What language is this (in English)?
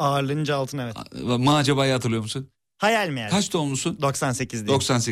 Turkish